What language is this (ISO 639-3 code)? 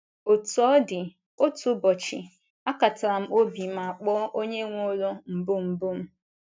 ibo